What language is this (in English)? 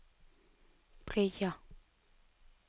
Norwegian